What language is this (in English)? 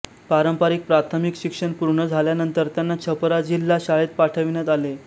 Marathi